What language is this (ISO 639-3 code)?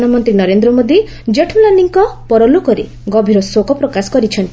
ori